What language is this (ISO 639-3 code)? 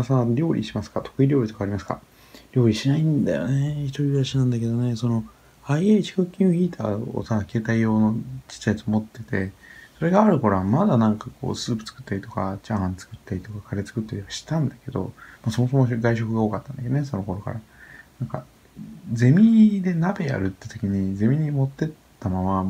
jpn